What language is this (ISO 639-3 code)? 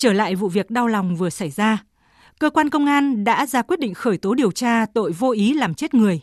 vie